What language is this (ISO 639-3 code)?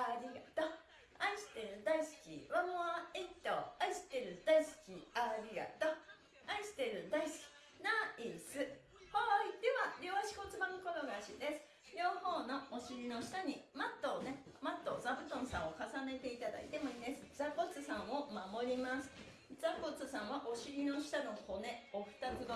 jpn